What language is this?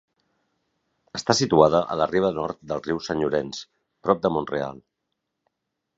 Catalan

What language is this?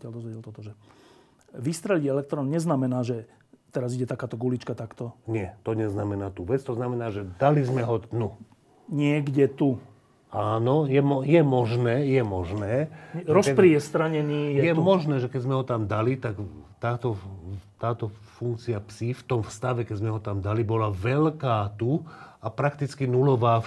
Slovak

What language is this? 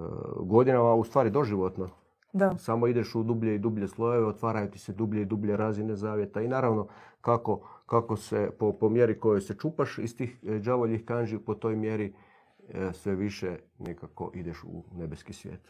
Croatian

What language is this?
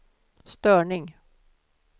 Swedish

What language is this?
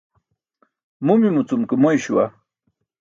Burushaski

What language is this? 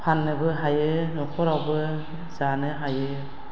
Bodo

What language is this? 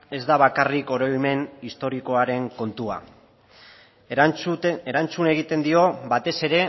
Basque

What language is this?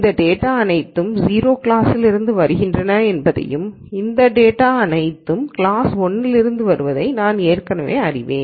Tamil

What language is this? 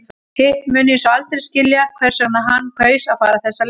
Icelandic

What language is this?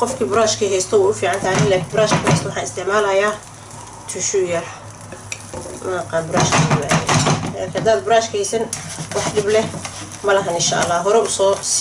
Arabic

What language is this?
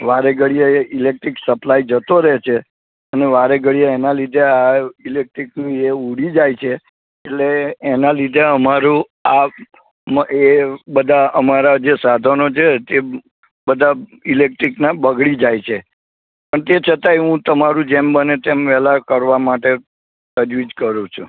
Gujarati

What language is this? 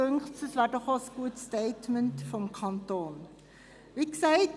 Swiss German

